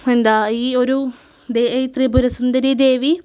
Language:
Malayalam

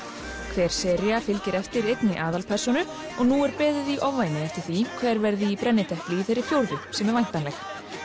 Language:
Icelandic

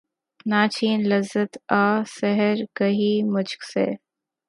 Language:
Urdu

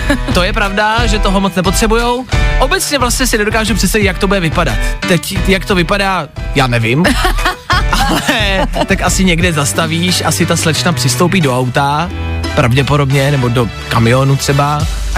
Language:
Czech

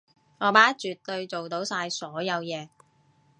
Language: Cantonese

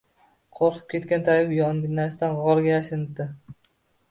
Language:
Uzbek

